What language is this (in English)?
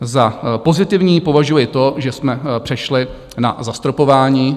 Czech